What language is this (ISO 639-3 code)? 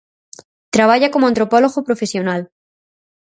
glg